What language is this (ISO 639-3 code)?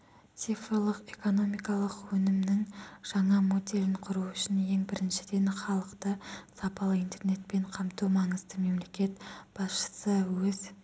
kaz